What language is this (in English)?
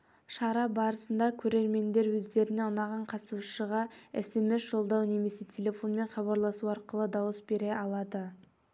Kazakh